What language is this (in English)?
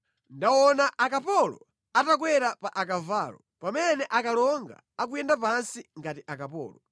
Nyanja